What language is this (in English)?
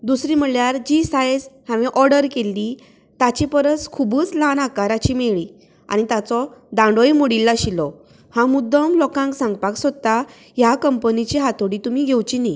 Konkani